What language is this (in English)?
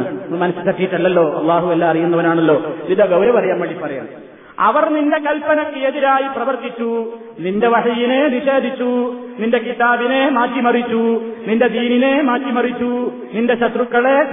Malayalam